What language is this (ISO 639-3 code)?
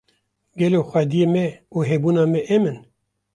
kur